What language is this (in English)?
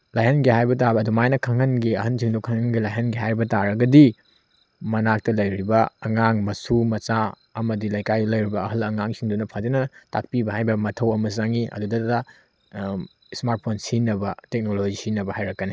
Manipuri